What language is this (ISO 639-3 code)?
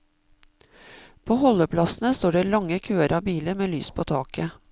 nor